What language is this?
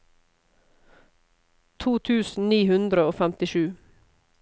Norwegian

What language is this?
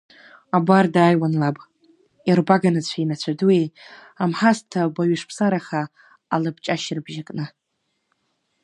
Abkhazian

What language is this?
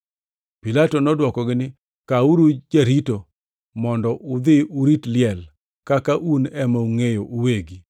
Luo (Kenya and Tanzania)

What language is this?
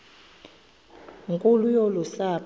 Xhosa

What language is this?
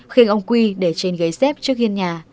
Vietnamese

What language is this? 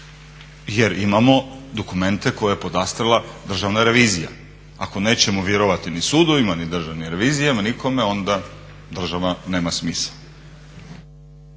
Croatian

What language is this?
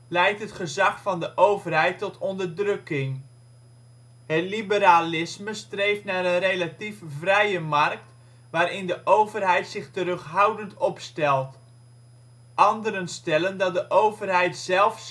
Dutch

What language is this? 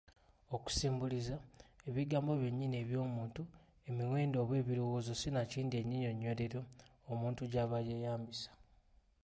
Ganda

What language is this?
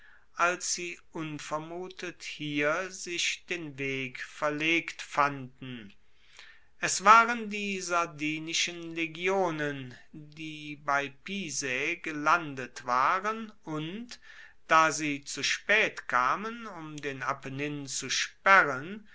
German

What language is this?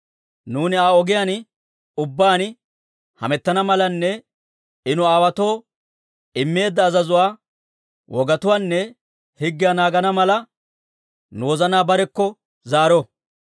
Dawro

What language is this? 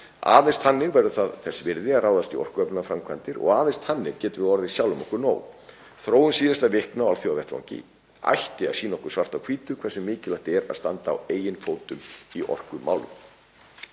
Icelandic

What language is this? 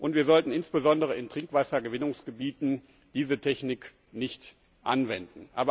German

